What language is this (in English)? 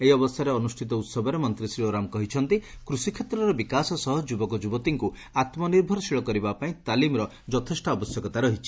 Odia